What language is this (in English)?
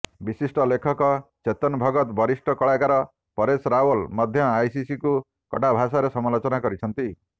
Odia